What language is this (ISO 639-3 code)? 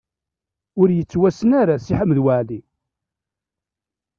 kab